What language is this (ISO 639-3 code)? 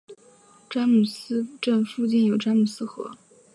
zho